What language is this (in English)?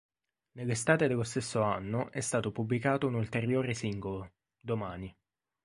Italian